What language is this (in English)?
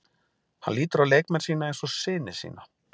Icelandic